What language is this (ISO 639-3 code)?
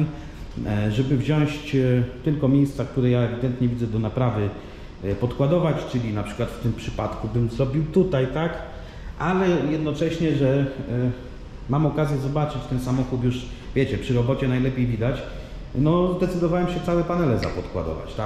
pol